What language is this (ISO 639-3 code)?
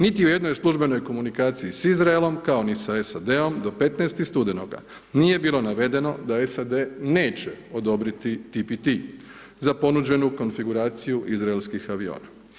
hrv